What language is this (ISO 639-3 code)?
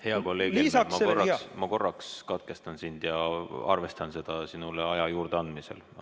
est